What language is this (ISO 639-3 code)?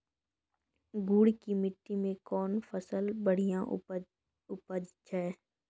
mai